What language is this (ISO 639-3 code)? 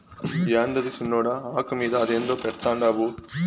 tel